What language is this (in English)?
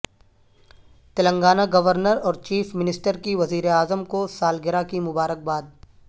Urdu